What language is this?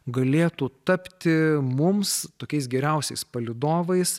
Lithuanian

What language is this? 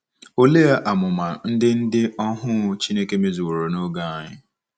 Igbo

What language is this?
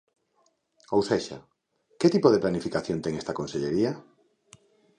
Galician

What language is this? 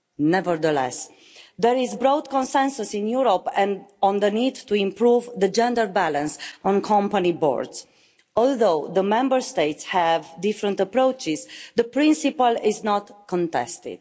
English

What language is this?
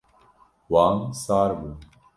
Kurdish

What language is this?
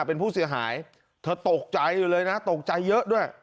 Thai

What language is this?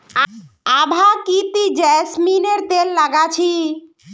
Magahi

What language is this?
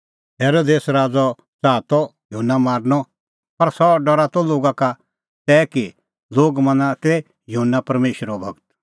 Kullu Pahari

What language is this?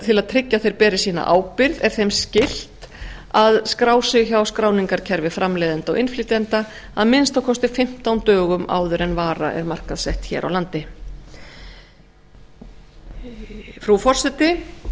Icelandic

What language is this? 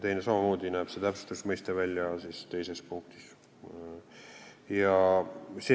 Estonian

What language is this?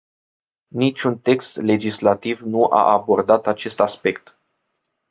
Romanian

